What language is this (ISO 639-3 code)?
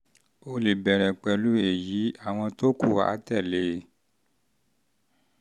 yor